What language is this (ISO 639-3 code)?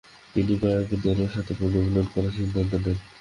ben